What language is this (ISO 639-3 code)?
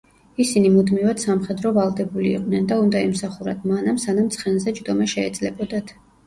kat